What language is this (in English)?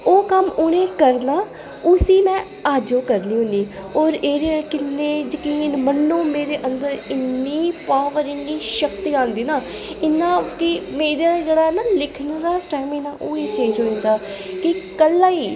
Dogri